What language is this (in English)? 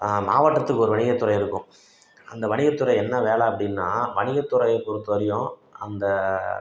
Tamil